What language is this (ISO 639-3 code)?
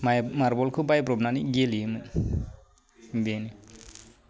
brx